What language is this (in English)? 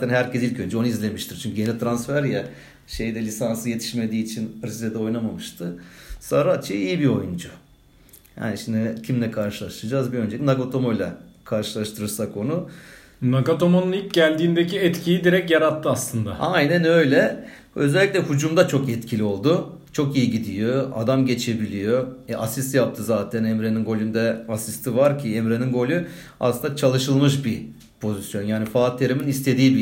Turkish